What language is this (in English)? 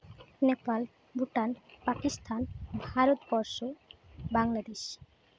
Santali